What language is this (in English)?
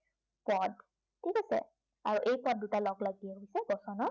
Assamese